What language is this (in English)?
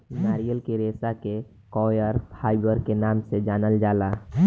Bhojpuri